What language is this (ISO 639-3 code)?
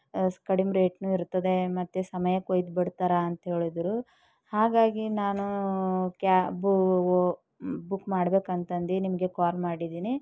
kan